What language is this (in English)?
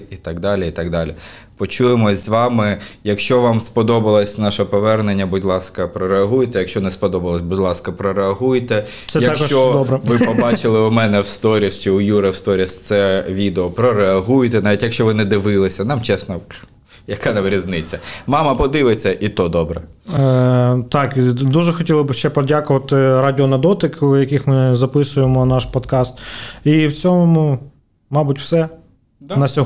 Ukrainian